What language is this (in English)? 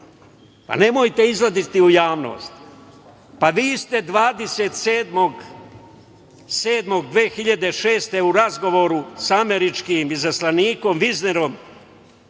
Serbian